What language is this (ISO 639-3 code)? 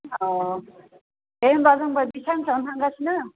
brx